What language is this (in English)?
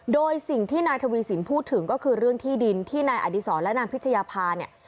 Thai